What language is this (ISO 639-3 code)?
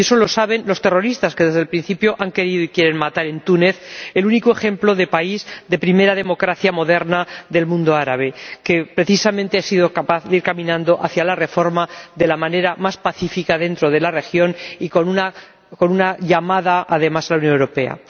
spa